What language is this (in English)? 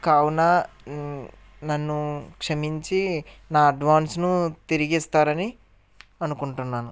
Telugu